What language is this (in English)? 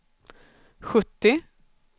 Swedish